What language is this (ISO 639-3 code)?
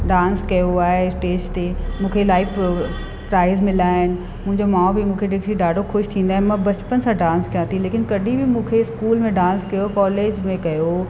snd